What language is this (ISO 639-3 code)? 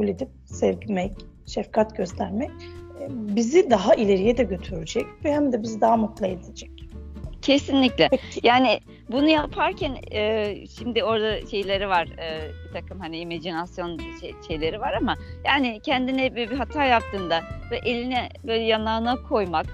tur